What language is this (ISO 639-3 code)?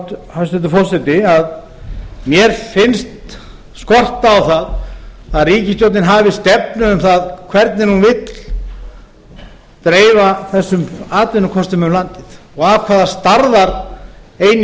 isl